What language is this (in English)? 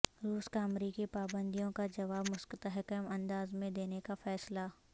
Urdu